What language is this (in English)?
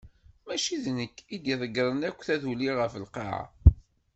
Kabyle